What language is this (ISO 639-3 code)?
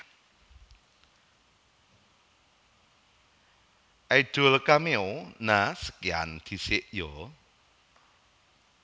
jav